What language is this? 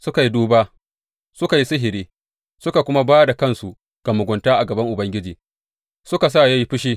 Hausa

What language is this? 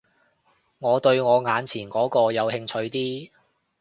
Cantonese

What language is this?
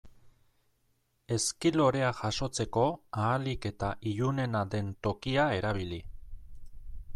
Basque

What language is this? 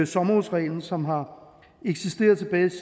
Danish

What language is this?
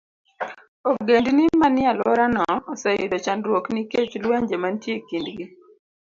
Luo (Kenya and Tanzania)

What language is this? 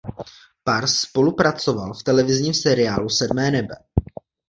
Czech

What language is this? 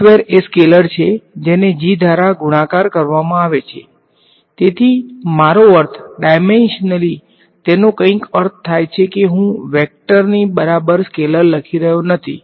Gujarati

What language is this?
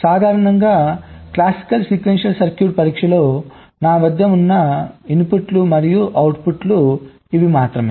Telugu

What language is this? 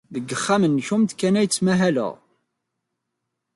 Kabyle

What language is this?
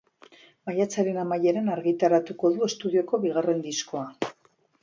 Basque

